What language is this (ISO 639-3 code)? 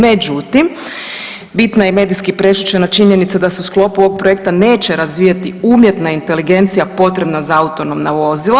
hrv